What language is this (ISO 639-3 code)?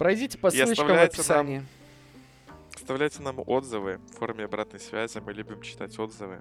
rus